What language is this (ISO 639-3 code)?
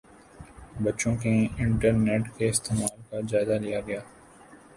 urd